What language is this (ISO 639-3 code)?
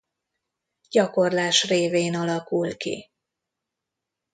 hun